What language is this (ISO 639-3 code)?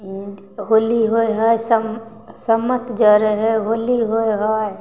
mai